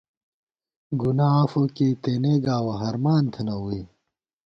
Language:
Gawar-Bati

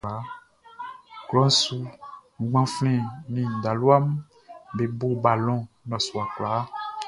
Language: Baoulé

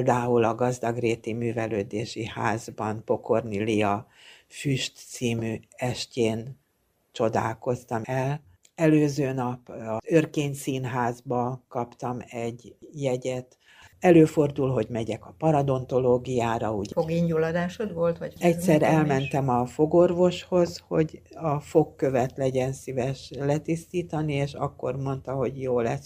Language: Hungarian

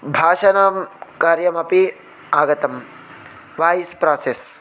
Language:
Sanskrit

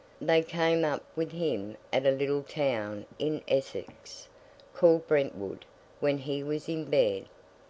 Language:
English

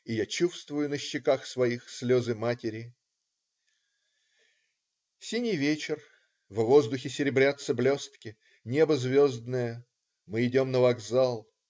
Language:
Russian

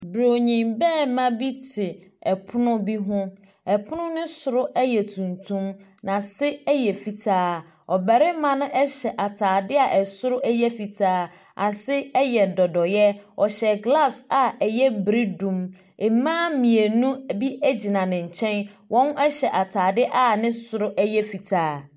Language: Akan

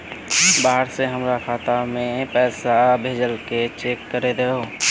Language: Magahi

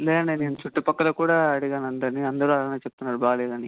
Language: Telugu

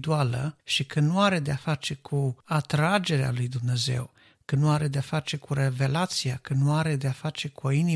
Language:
Romanian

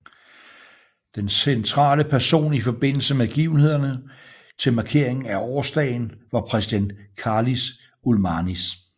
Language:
Danish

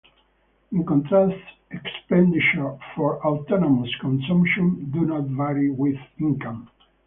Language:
English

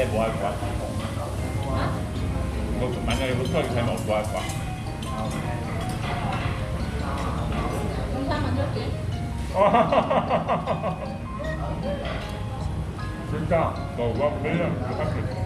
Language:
Korean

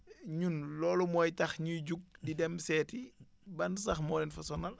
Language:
Wolof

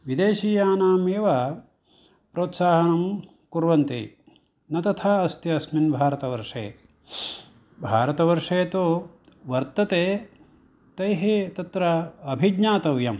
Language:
Sanskrit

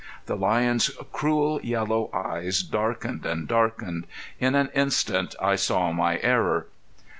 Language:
English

